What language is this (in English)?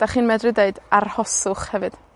Welsh